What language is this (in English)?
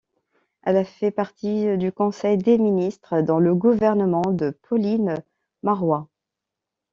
French